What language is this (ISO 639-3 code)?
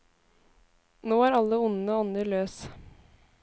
nor